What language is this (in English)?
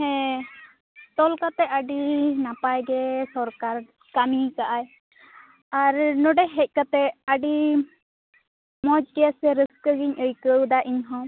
Santali